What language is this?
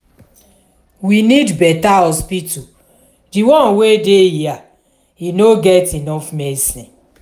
Nigerian Pidgin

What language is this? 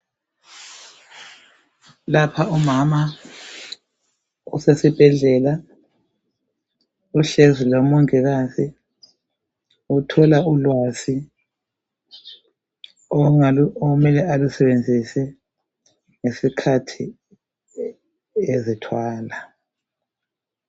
North Ndebele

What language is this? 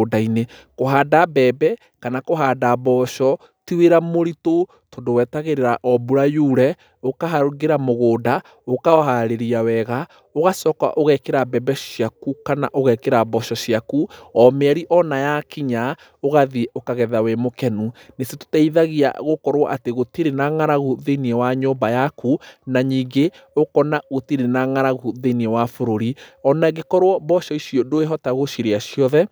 Kikuyu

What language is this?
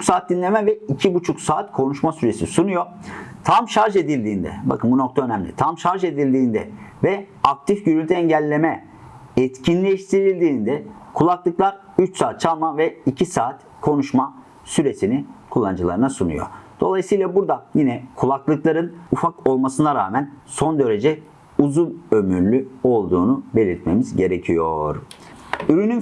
Turkish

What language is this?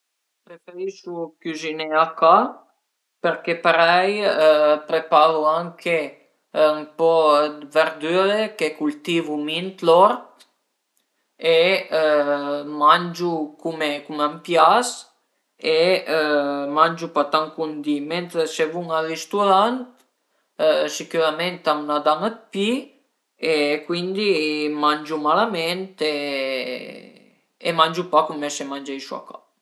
Piedmontese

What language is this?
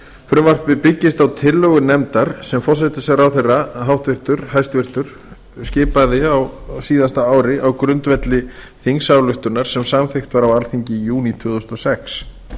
Icelandic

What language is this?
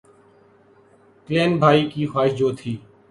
Urdu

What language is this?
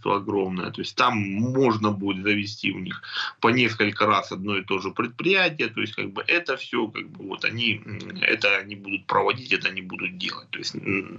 Russian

